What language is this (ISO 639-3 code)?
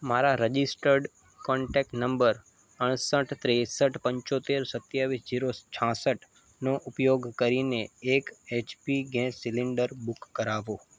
guj